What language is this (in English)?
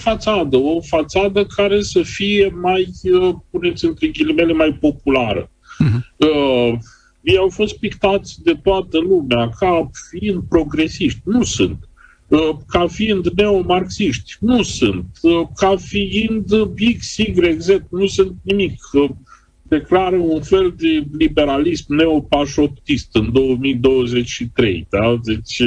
Romanian